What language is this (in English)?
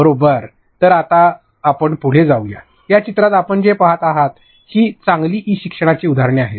Marathi